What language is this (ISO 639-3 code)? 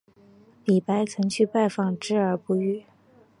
zho